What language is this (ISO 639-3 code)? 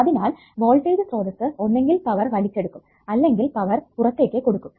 mal